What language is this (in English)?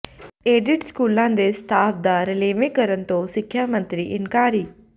Punjabi